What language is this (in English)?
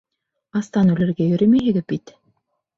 Bashkir